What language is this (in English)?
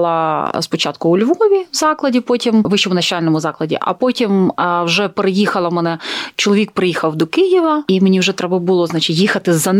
Ukrainian